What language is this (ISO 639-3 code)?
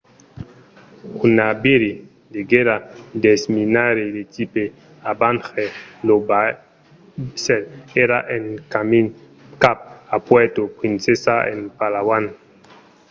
oci